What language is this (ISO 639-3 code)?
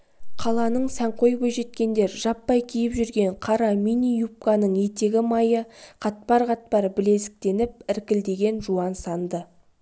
kaz